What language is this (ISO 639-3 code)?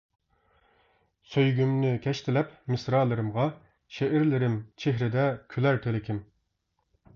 uig